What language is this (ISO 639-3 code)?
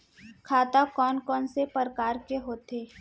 hne